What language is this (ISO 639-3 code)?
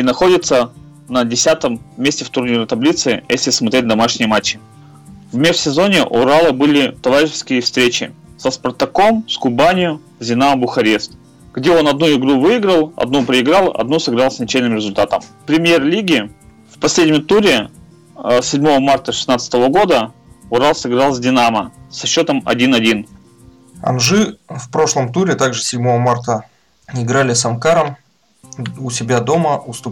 rus